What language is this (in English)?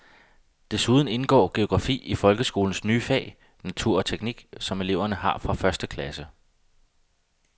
Danish